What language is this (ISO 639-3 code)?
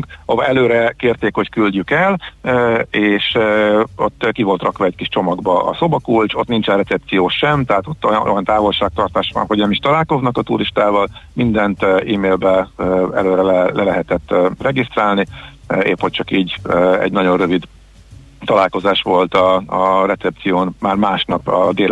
hun